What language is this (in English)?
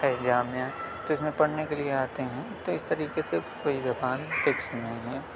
Urdu